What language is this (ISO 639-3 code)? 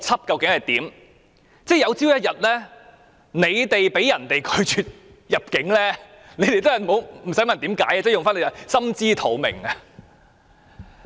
yue